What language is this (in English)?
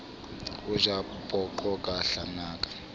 Southern Sotho